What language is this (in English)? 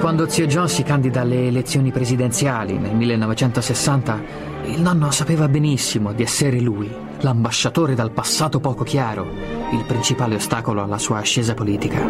Italian